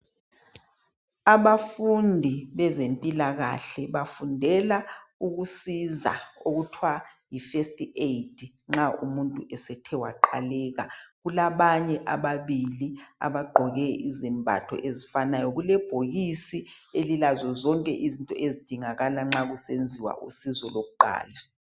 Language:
North Ndebele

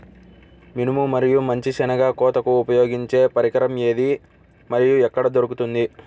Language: Telugu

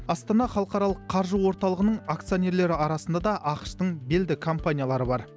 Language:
Kazakh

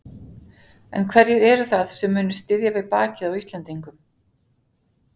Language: Icelandic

